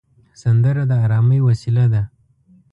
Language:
Pashto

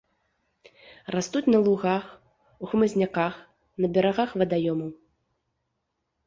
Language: Belarusian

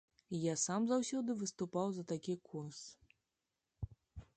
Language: Belarusian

